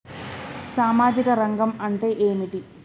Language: Telugu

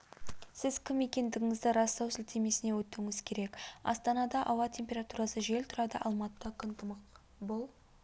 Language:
Kazakh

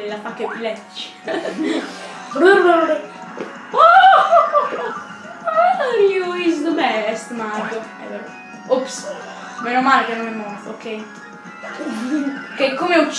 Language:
Italian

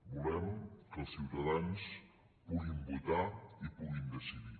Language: Catalan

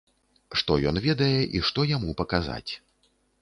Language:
Belarusian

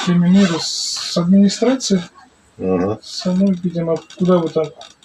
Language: Russian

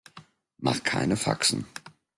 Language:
German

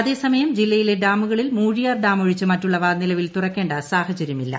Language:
Malayalam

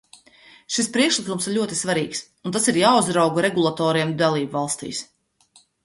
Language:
Latvian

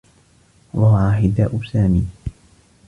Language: Arabic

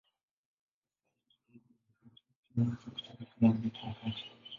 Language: Swahili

